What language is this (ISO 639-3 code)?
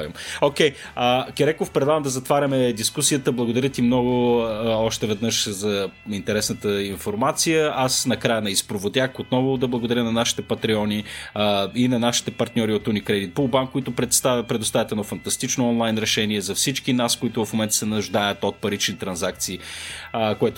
bul